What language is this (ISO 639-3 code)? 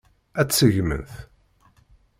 kab